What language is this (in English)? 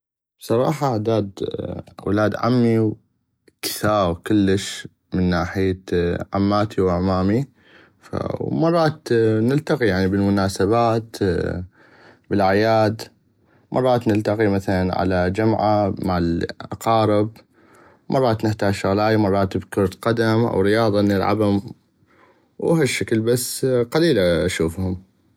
North Mesopotamian Arabic